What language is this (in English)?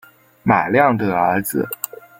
Chinese